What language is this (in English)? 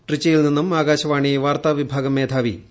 Malayalam